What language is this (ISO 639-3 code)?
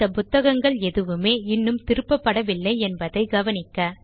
tam